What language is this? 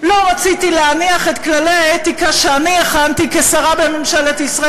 Hebrew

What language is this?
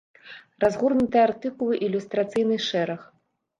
Belarusian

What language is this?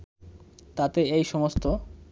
Bangla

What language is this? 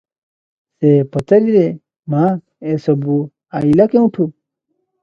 Odia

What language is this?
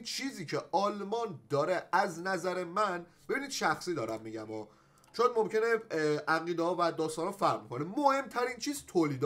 Persian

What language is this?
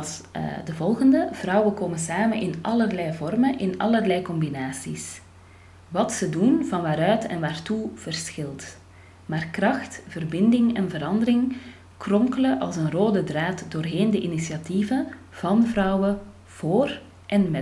Dutch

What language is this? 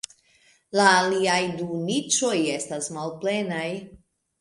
Esperanto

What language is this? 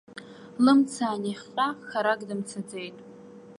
Abkhazian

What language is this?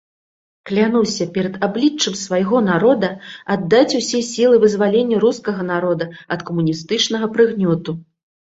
Belarusian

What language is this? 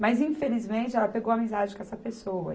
Portuguese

